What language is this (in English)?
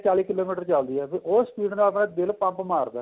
Punjabi